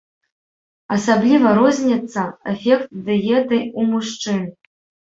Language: Belarusian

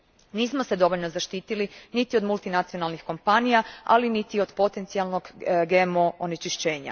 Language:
Croatian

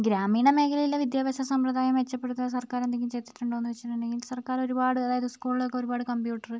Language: Malayalam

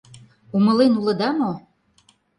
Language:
Mari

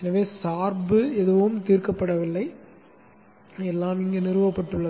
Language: Tamil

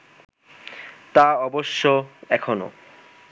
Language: Bangla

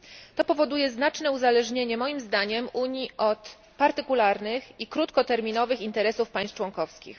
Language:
Polish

